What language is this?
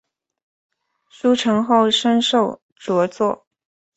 Chinese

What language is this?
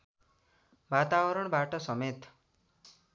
Nepali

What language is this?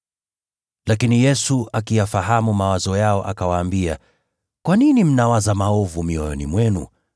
Swahili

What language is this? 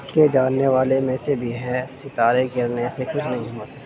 Urdu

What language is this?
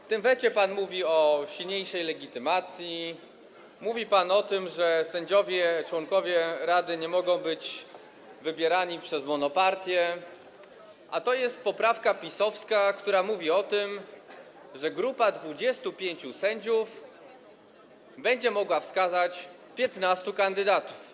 Polish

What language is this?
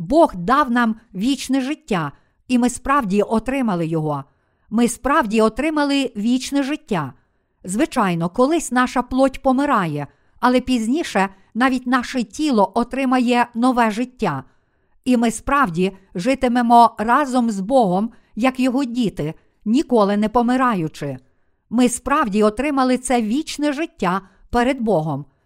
Ukrainian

